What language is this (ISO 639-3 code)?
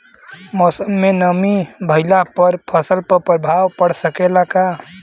bho